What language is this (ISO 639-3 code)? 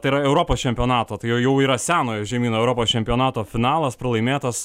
lit